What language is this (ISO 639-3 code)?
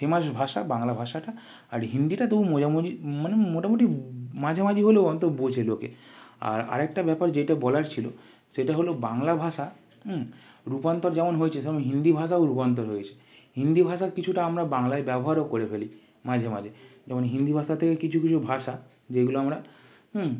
ben